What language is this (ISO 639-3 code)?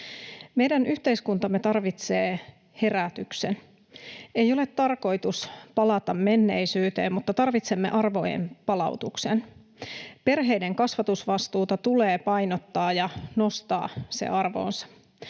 fin